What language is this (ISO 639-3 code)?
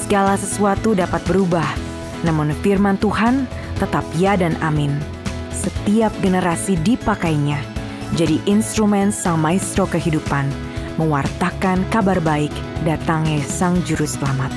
ind